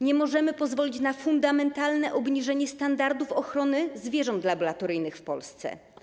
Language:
Polish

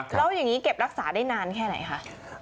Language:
Thai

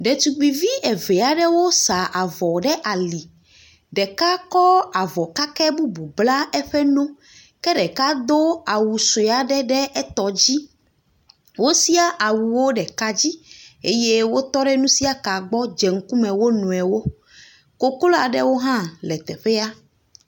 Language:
Ewe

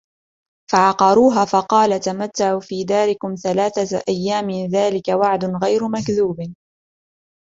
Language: Arabic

